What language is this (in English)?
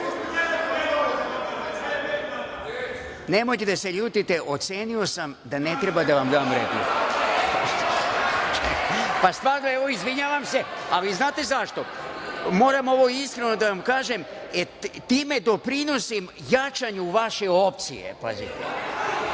Serbian